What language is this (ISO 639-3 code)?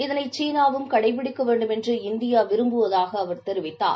tam